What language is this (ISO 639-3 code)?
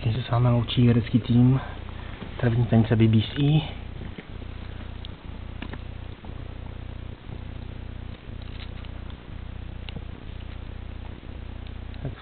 ces